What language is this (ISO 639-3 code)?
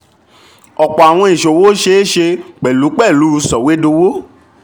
yor